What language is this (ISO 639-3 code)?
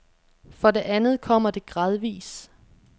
dan